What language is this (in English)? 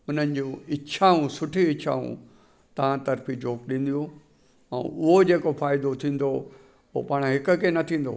Sindhi